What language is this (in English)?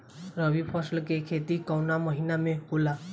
Bhojpuri